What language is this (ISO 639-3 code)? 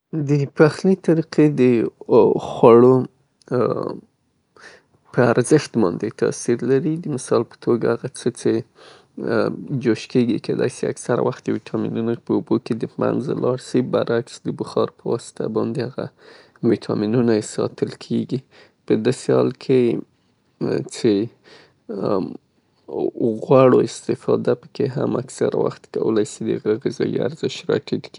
pbt